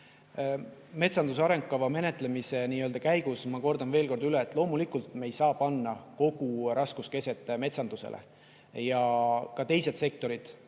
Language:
Estonian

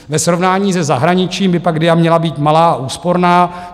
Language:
Czech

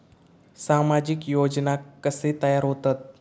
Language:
Marathi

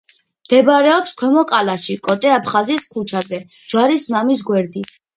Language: Georgian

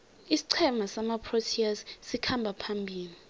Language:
South Ndebele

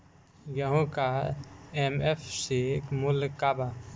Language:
Bhojpuri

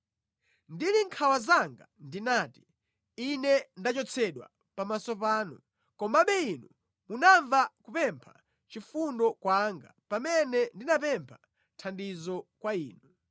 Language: Nyanja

